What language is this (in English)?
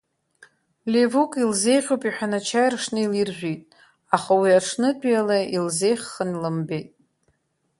Abkhazian